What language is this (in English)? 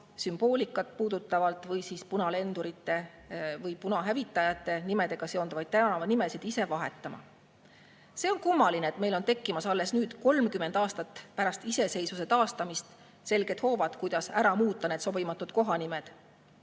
Estonian